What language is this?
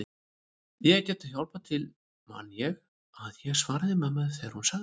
Icelandic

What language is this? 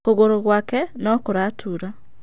Kikuyu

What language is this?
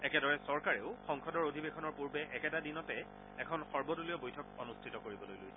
Assamese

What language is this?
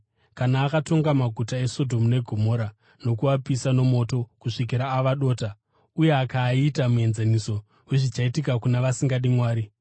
Shona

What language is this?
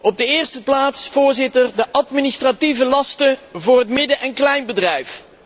Dutch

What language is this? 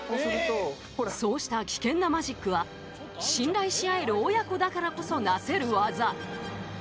Japanese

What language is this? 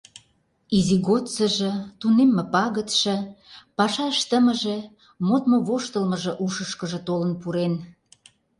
Mari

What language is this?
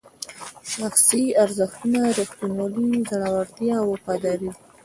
Pashto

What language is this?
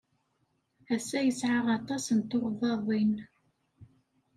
Kabyle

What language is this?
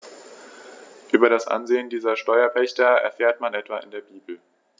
German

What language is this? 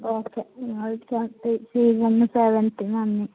Malayalam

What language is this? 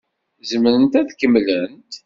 Kabyle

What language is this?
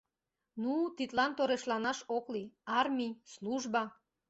Mari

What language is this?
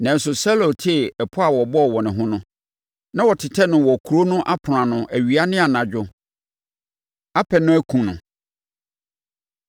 Akan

